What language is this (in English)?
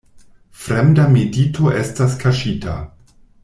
Esperanto